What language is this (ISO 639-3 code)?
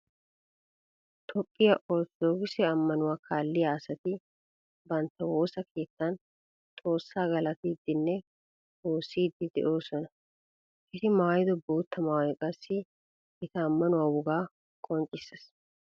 wal